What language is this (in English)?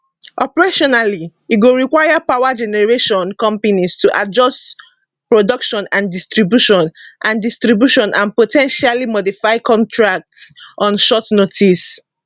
Nigerian Pidgin